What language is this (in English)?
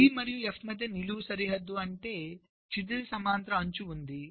Telugu